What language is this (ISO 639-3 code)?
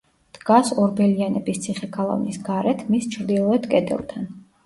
kat